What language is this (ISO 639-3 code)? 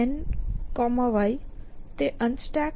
guj